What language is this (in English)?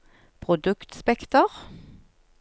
Norwegian